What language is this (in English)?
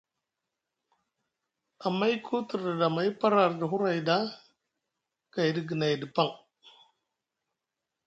Musgu